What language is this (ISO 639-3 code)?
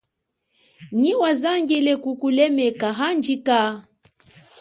cjk